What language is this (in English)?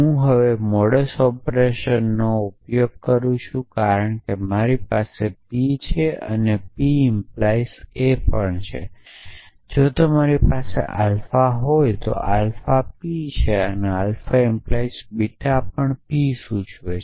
Gujarati